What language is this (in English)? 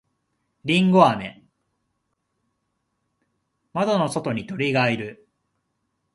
Japanese